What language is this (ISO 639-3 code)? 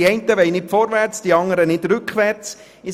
gsw